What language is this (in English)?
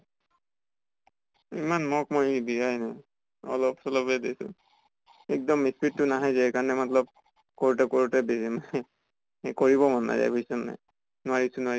Assamese